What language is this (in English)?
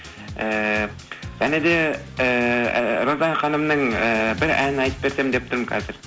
Kazakh